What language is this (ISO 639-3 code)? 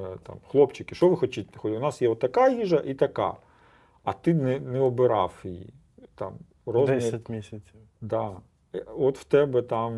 ukr